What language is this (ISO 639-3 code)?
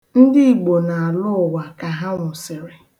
ibo